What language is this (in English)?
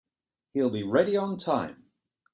English